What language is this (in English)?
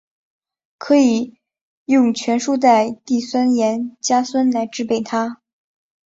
Chinese